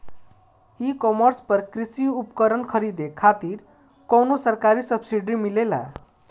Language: Bhojpuri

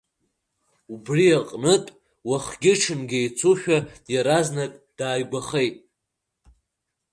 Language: Abkhazian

